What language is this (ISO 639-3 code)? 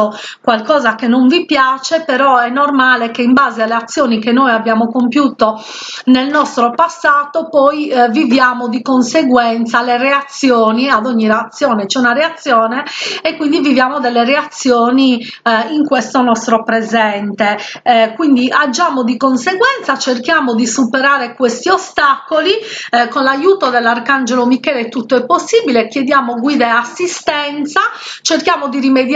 ita